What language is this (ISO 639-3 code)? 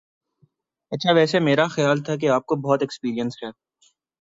urd